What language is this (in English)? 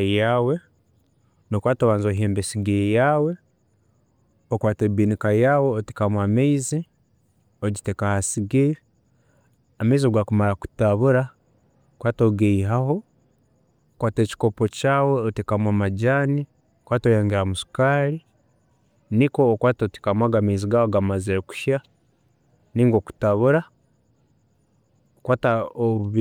Tooro